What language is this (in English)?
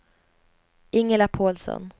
Swedish